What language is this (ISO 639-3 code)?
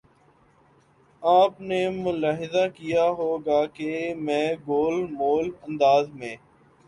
urd